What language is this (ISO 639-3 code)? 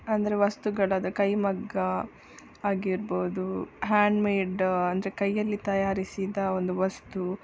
kan